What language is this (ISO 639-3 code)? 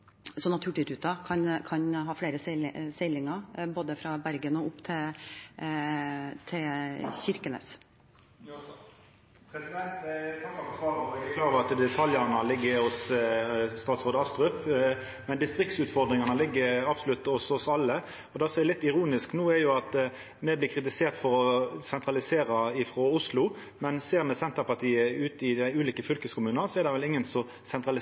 nno